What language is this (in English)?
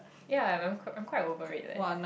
English